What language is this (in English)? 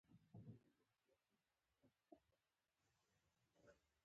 Pashto